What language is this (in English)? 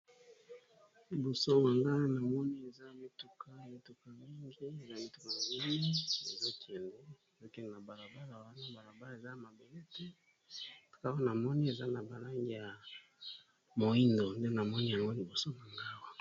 Lingala